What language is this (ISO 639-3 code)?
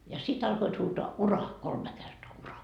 fin